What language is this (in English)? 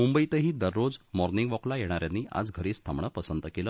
Marathi